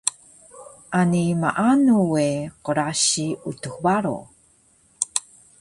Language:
Taroko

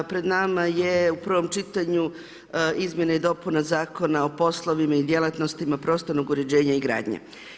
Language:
Croatian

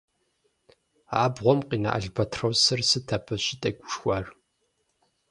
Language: Kabardian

